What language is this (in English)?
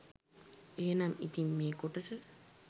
Sinhala